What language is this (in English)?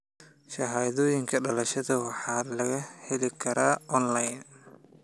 Somali